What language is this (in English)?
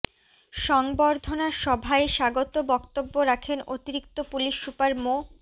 Bangla